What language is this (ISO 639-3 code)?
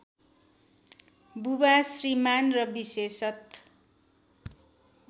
nep